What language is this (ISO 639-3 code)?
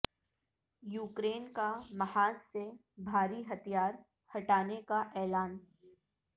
urd